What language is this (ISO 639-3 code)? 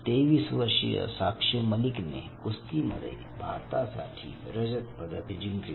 mar